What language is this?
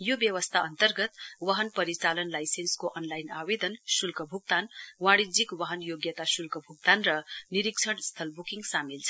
Nepali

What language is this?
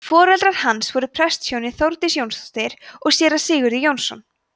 Icelandic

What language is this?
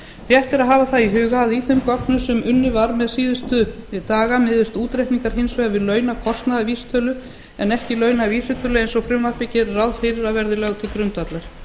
Icelandic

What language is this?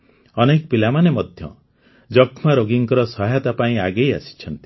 Odia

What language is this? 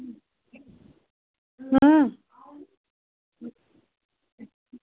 Dogri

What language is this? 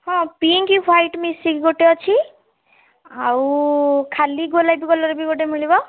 Odia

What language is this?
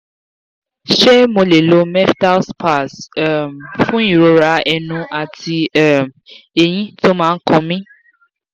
Yoruba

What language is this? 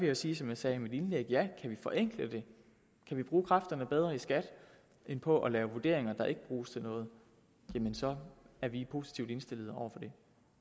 Danish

